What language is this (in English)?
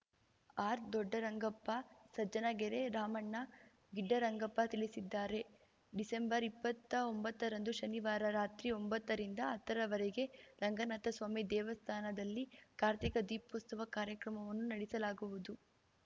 Kannada